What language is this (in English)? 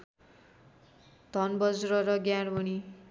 Nepali